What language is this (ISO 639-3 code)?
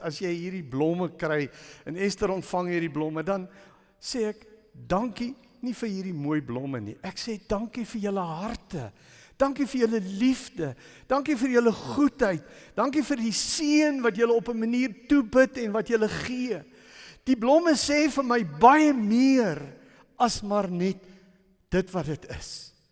nld